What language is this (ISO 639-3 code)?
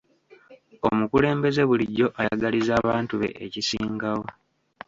lug